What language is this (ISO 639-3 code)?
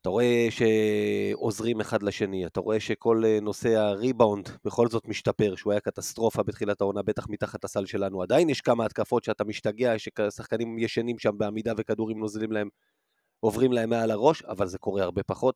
heb